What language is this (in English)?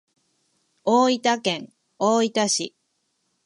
Japanese